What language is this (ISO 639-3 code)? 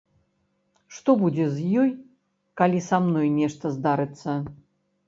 bel